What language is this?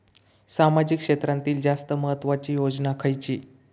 Marathi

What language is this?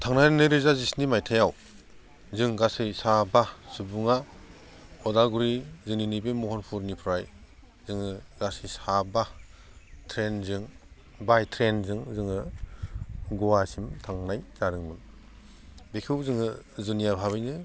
Bodo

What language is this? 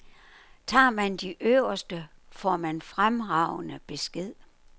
Danish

